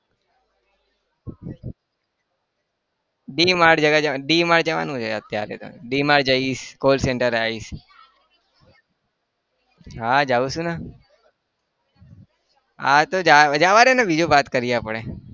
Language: Gujarati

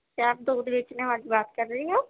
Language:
Urdu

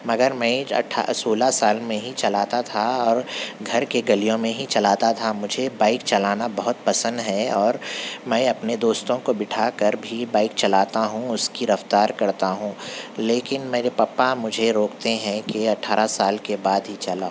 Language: Urdu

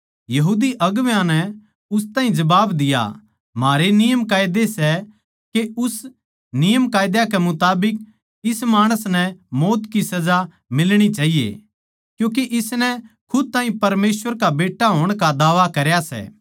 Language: Haryanvi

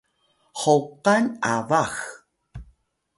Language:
Atayal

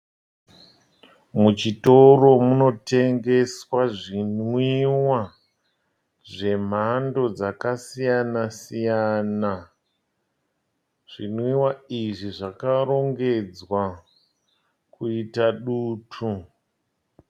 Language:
Shona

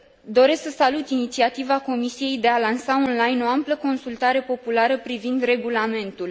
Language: Romanian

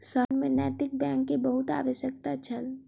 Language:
Maithili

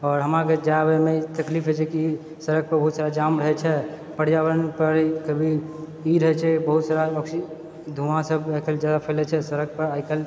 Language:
Maithili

